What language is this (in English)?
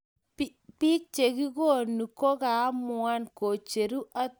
Kalenjin